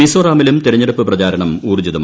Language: Malayalam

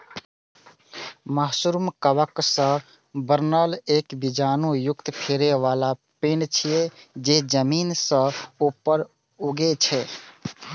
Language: Maithili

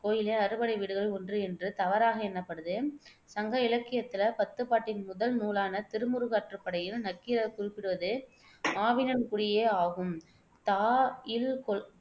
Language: Tamil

